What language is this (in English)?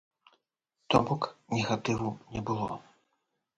Belarusian